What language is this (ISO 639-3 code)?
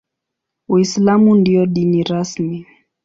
swa